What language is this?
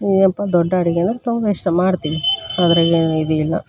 Kannada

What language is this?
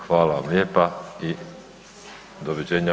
Croatian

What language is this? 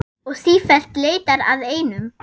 Icelandic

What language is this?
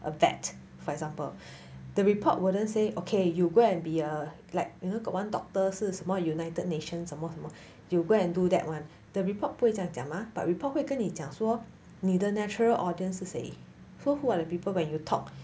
English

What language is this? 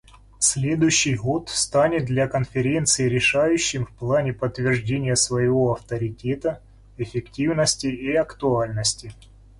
Russian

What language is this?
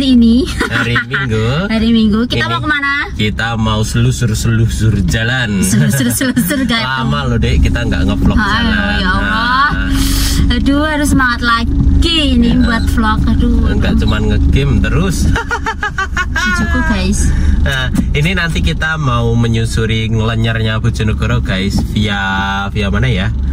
Indonesian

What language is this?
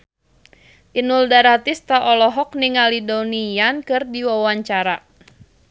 Sundanese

